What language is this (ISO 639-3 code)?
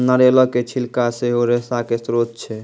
mai